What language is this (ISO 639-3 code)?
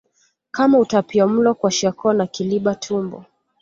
swa